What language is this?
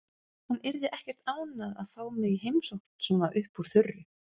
Icelandic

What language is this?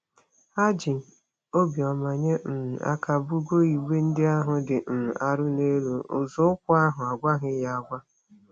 Igbo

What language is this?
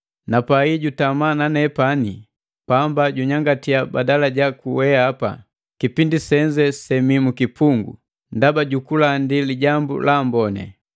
Matengo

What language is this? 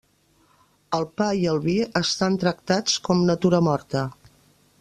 Catalan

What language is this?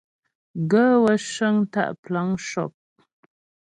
Ghomala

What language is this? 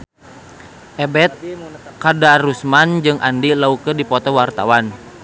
Sundanese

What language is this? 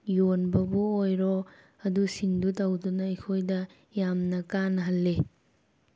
Manipuri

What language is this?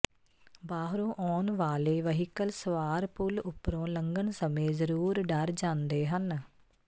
Punjabi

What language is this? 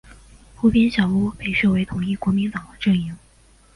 Chinese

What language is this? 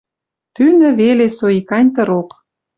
Western Mari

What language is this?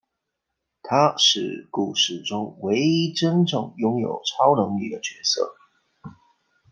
Chinese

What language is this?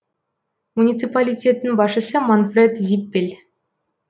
Kazakh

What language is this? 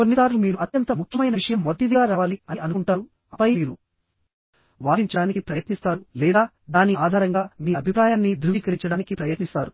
Telugu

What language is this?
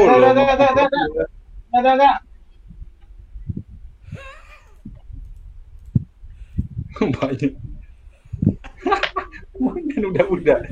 Malay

